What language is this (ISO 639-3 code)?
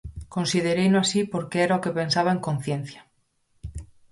glg